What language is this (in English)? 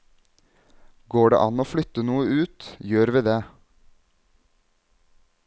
Norwegian